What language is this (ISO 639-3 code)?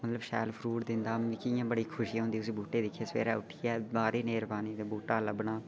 doi